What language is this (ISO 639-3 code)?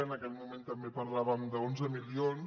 cat